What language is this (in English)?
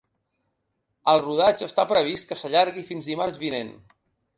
Catalan